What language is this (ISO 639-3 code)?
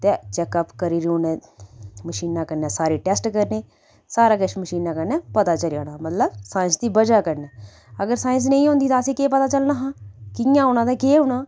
doi